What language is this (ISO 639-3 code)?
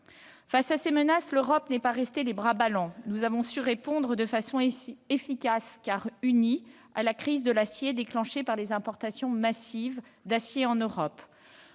fra